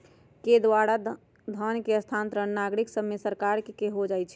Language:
Magahi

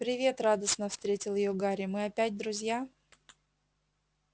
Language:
Russian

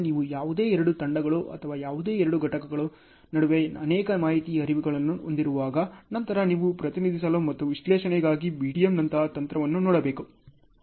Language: Kannada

